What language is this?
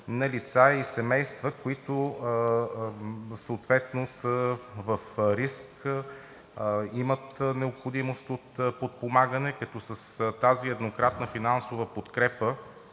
Bulgarian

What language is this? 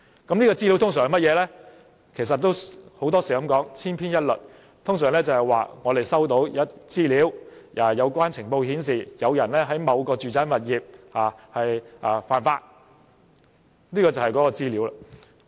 Cantonese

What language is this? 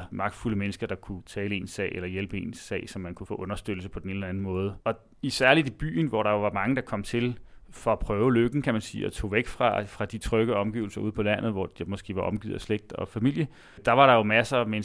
Danish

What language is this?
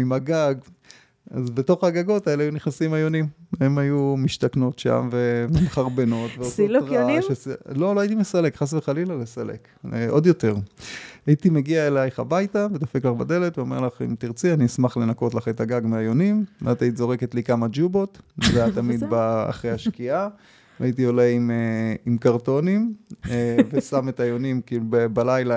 Hebrew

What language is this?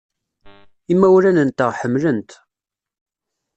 Kabyle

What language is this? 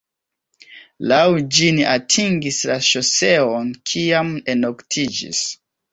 Esperanto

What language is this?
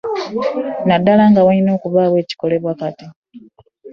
Ganda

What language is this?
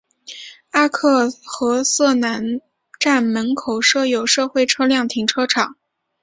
Chinese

